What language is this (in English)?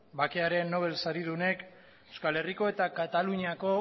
Basque